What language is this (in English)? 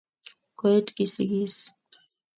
Kalenjin